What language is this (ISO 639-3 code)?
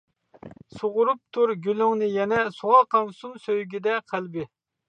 uig